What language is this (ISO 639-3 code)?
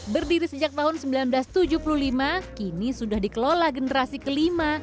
ind